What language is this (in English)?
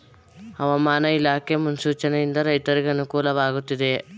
Kannada